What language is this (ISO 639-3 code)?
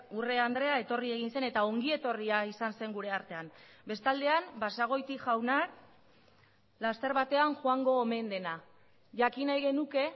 eus